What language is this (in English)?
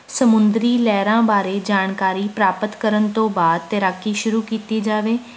Punjabi